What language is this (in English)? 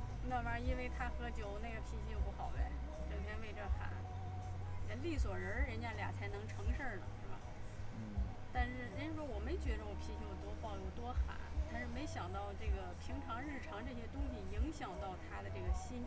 Chinese